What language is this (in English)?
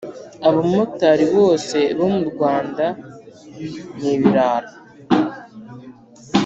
Kinyarwanda